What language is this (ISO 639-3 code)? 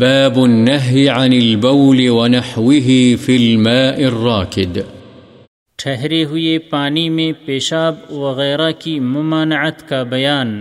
urd